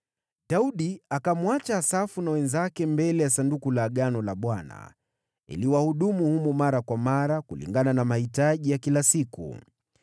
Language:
Swahili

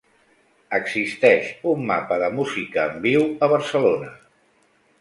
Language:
Catalan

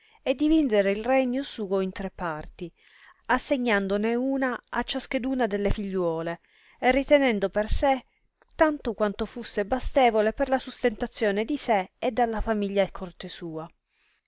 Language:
Italian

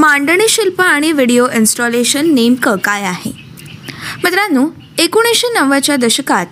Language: Marathi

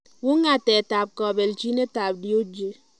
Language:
Kalenjin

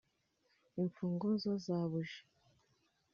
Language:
Kinyarwanda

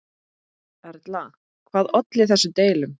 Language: Icelandic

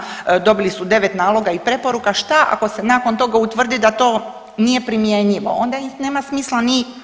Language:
Croatian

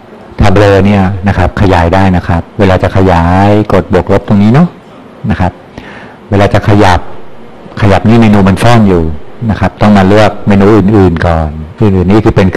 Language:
Thai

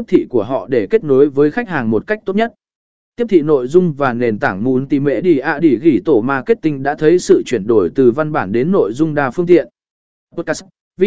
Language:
Vietnamese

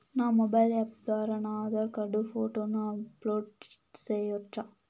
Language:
Telugu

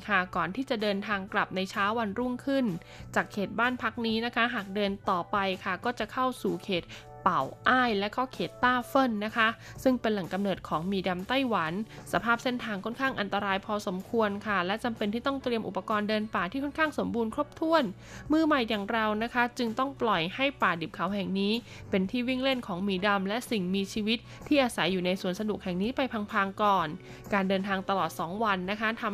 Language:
Thai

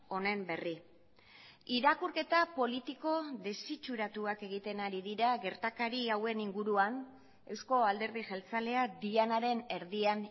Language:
Basque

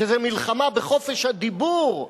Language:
Hebrew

